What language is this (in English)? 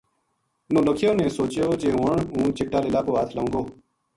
Gujari